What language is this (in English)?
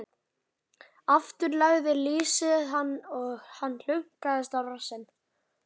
Icelandic